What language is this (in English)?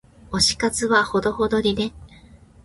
Japanese